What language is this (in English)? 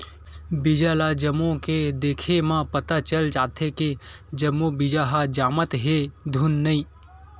Chhattisgarhi